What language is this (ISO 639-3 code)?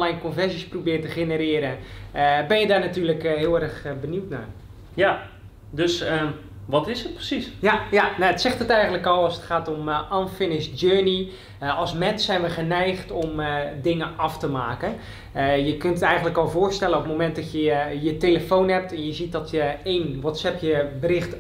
nld